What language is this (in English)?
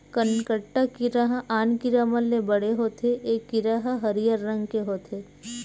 Chhattisgarhi